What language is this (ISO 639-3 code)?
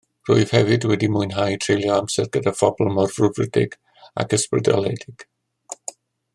cym